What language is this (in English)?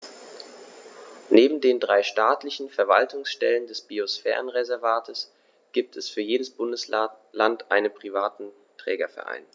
German